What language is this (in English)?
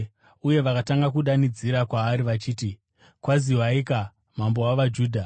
Shona